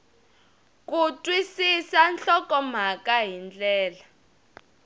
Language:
Tsonga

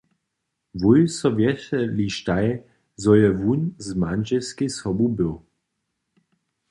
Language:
Upper Sorbian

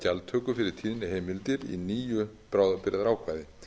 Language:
Icelandic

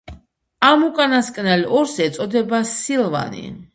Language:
Georgian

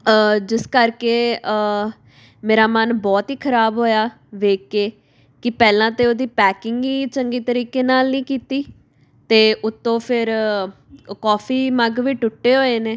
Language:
Punjabi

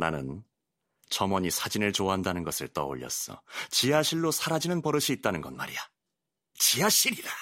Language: Korean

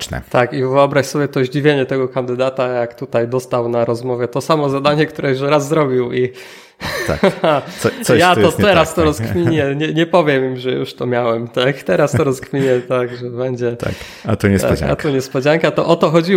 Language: Polish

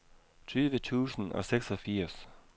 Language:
Danish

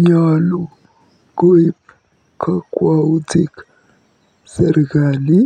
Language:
Kalenjin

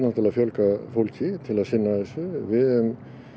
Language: Icelandic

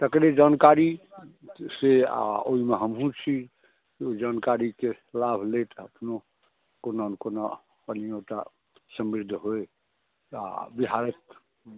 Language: Maithili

